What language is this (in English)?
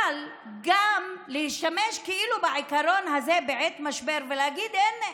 Hebrew